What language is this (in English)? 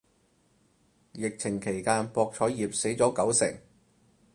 Cantonese